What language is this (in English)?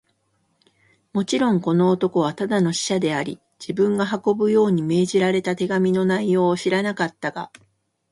Japanese